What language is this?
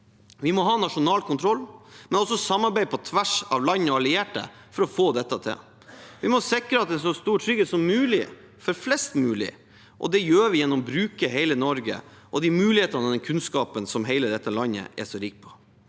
Norwegian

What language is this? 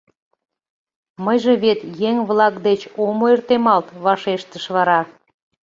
Mari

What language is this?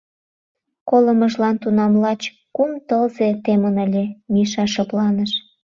Mari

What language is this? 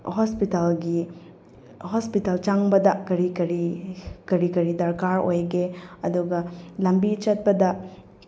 Manipuri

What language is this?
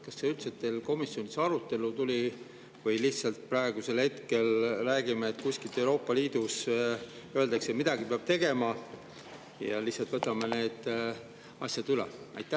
Estonian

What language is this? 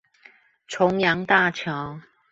Chinese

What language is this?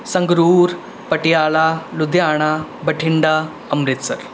Punjabi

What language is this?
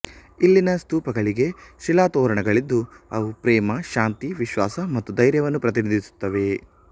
Kannada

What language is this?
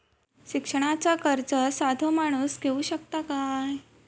Marathi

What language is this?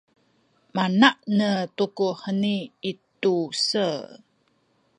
Sakizaya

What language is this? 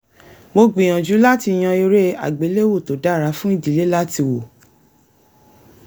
Yoruba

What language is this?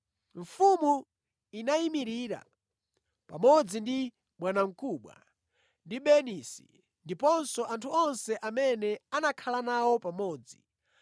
Nyanja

